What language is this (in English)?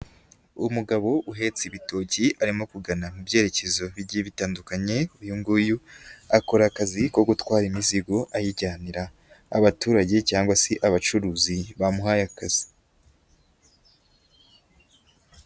Kinyarwanda